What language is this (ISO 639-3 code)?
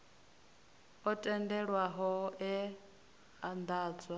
ven